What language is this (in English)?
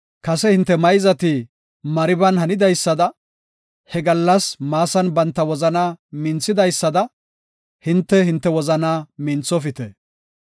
Gofa